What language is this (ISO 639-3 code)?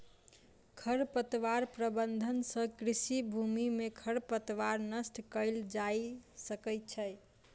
mai